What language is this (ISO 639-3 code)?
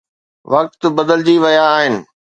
snd